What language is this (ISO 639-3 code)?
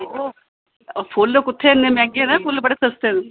doi